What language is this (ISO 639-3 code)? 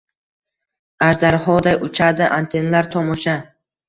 uzb